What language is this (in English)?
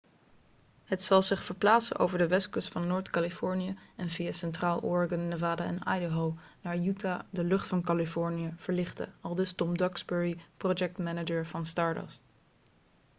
Dutch